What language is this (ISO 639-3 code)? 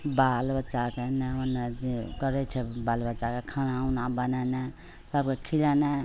mai